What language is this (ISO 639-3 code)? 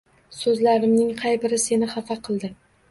uzb